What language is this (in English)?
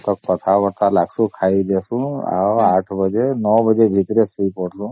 Odia